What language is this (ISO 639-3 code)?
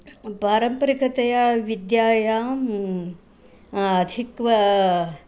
san